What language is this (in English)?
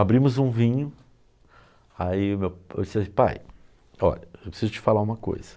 Portuguese